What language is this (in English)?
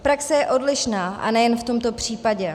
Czech